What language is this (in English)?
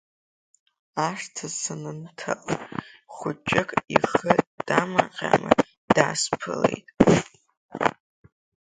Abkhazian